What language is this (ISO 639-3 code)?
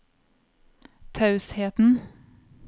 nor